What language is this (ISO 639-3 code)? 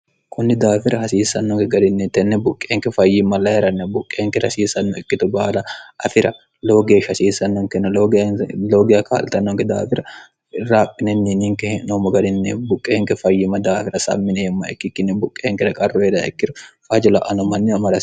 sid